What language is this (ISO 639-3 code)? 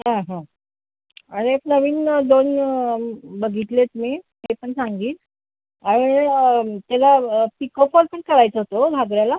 mar